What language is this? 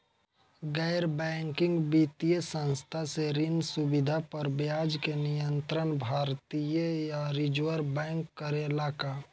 Bhojpuri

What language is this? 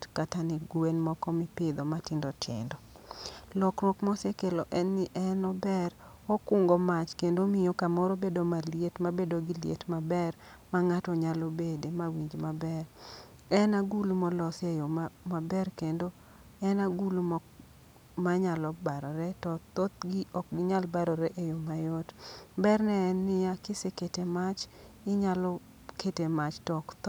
Luo (Kenya and Tanzania)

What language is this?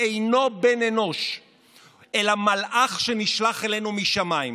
Hebrew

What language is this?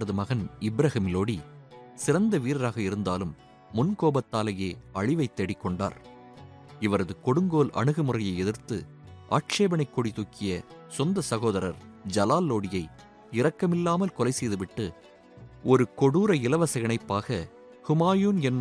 Tamil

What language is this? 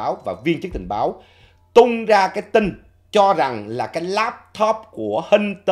Vietnamese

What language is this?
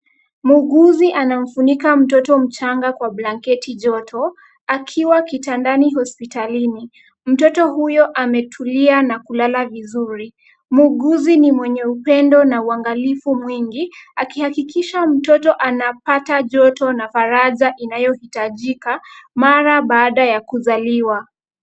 Swahili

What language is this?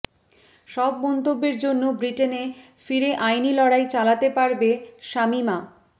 Bangla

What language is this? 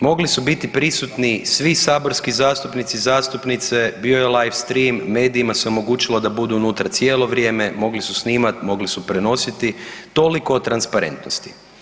Croatian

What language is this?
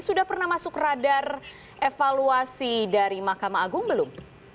Indonesian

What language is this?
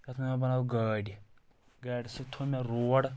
Kashmiri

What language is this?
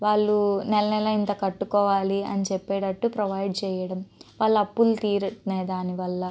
Telugu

